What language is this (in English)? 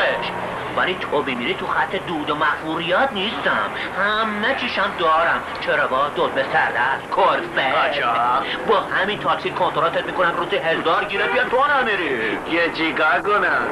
Persian